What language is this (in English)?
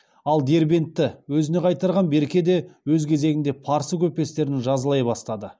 Kazakh